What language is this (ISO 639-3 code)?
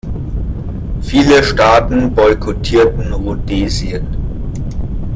deu